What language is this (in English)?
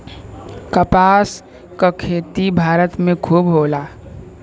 Bhojpuri